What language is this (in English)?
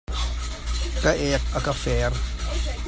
Hakha Chin